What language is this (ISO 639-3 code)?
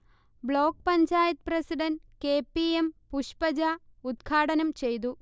mal